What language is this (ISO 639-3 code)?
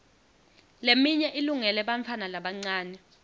ssw